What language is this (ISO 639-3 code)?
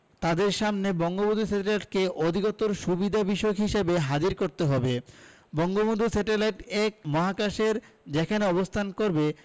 ben